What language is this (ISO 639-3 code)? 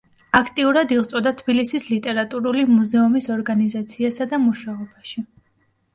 kat